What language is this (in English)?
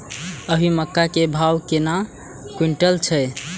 Maithili